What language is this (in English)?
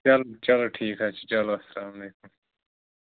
Kashmiri